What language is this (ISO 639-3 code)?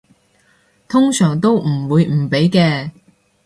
yue